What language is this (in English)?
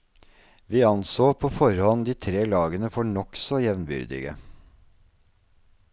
Norwegian